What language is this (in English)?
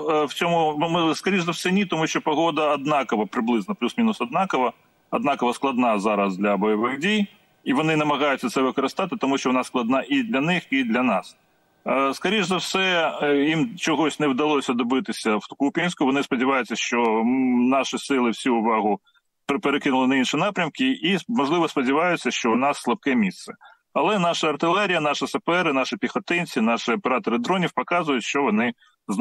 Ukrainian